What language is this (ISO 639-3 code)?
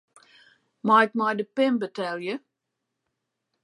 fry